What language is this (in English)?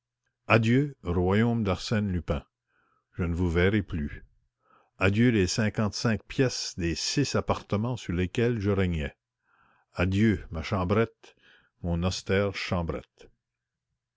French